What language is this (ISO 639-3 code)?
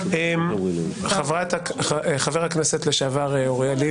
heb